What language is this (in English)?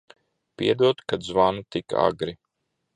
Latvian